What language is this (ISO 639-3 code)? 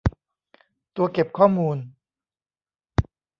tha